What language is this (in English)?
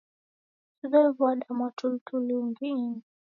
Taita